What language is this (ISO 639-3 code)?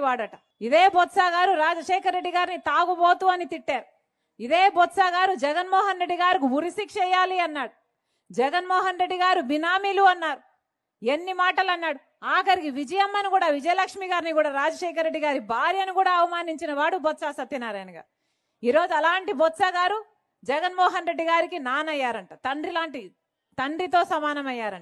tel